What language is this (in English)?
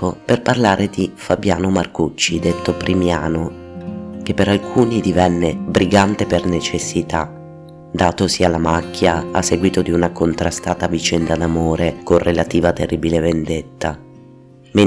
Italian